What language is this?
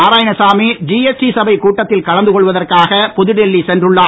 Tamil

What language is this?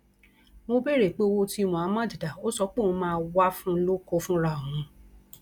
Yoruba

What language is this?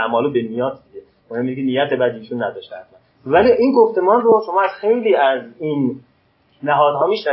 Persian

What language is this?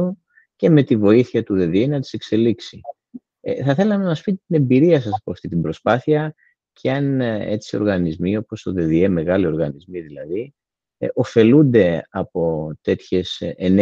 Greek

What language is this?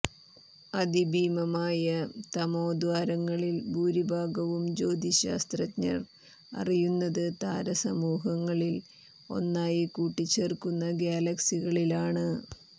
Malayalam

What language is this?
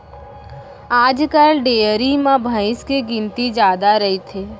Chhattisgarhi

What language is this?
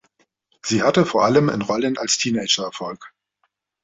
German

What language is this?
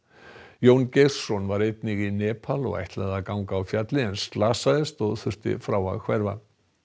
Icelandic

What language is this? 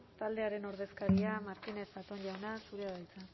Basque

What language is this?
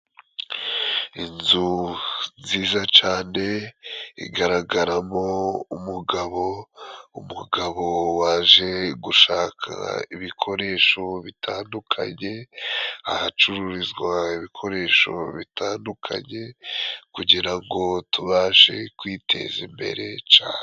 Kinyarwanda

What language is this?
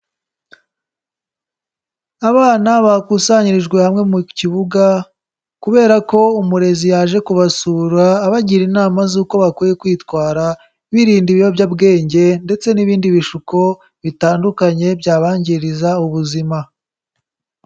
Kinyarwanda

